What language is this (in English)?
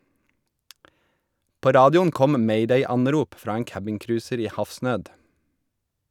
Norwegian